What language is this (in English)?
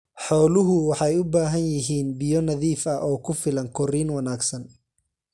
Somali